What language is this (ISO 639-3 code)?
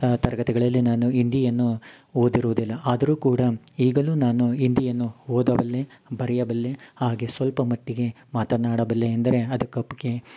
kan